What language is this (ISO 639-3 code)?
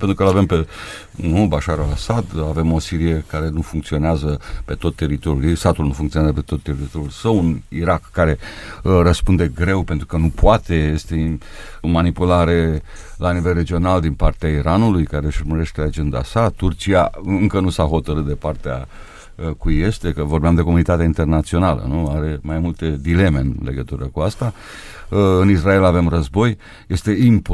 ron